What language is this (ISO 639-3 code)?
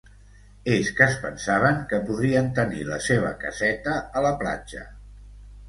cat